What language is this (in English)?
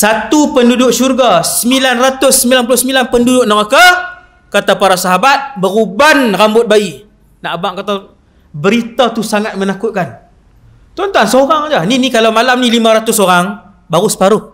Malay